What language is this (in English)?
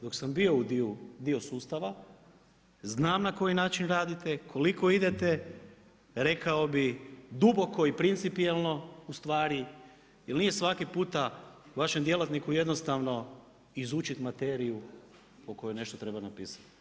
Croatian